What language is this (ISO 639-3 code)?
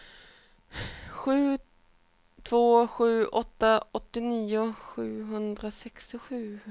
swe